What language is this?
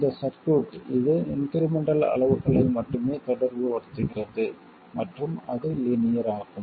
Tamil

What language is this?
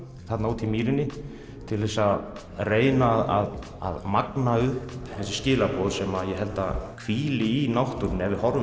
Icelandic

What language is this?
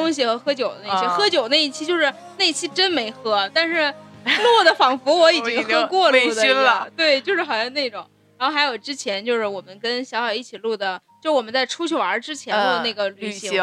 Chinese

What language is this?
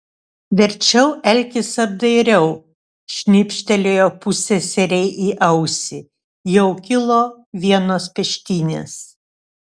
Lithuanian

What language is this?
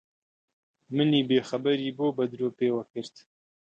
Central Kurdish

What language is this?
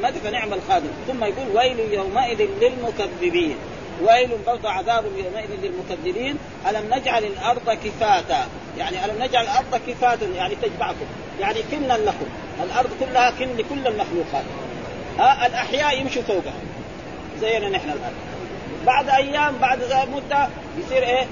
Arabic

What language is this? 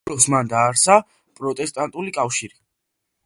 Georgian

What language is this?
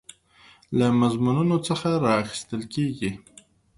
Pashto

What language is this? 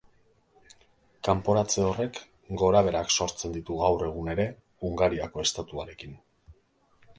Basque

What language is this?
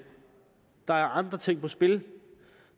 Danish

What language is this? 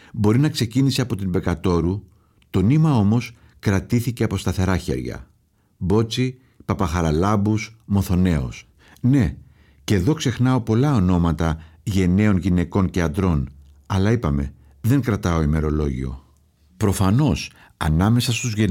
Greek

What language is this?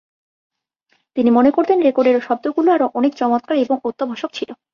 Bangla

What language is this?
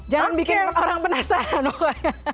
Indonesian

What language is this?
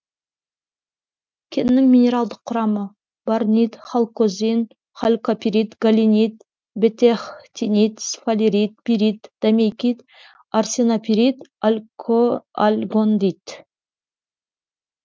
Kazakh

